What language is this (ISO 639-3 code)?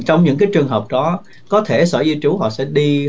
vie